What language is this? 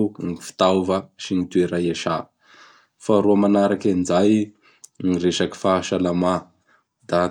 Bara Malagasy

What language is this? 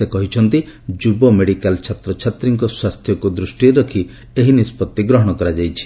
Odia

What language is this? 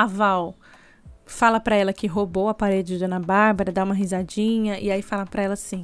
Portuguese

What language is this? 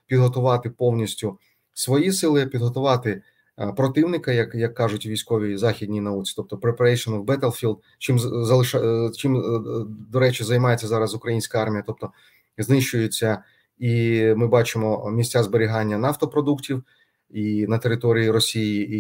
Ukrainian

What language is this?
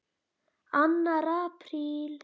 Icelandic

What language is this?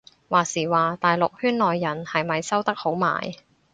Cantonese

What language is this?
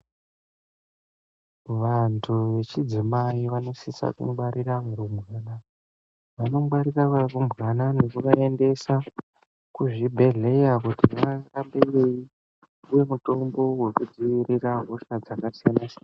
Ndau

